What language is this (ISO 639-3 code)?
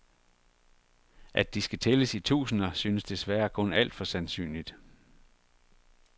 dan